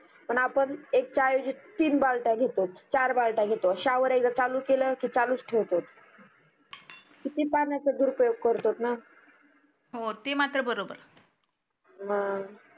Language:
Marathi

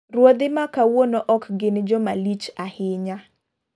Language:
Luo (Kenya and Tanzania)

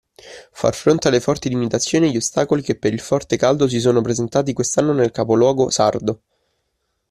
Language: Italian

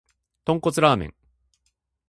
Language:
Japanese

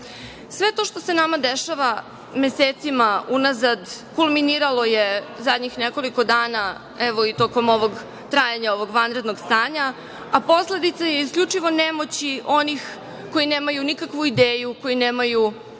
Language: Serbian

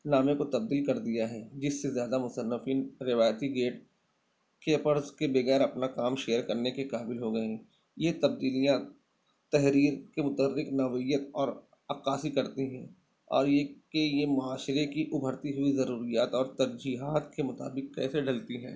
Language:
Urdu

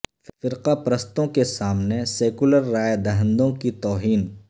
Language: Urdu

